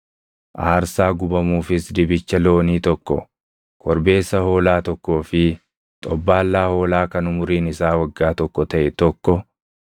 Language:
Oromo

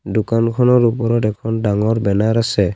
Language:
Assamese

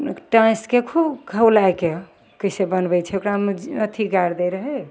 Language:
Maithili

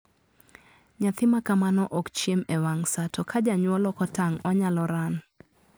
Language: Luo (Kenya and Tanzania)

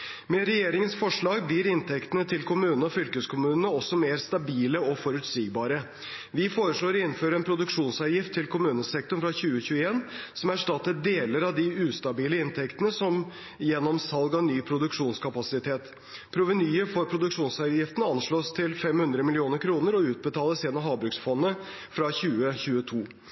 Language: Norwegian Bokmål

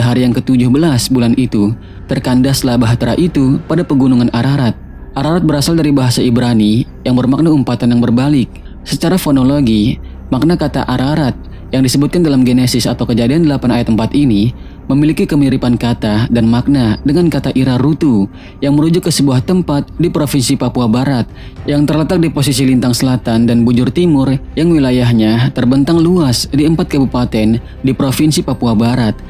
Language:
Indonesian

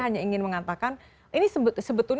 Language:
Indonesian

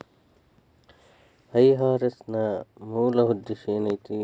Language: Kannada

